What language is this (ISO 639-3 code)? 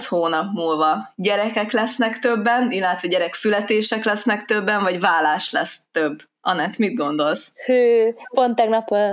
hun